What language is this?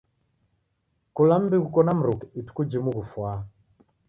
Taita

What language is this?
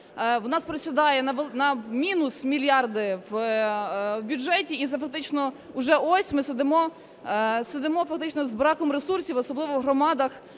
Ukrainian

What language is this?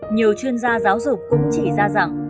Vietnamese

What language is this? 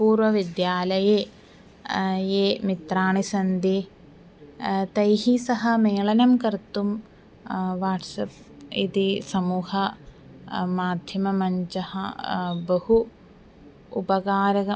Sanskrit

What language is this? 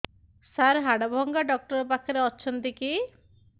Odia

